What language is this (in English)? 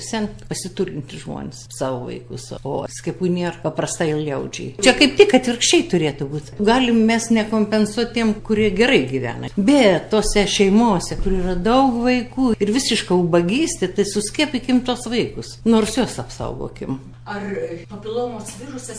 Lithuanian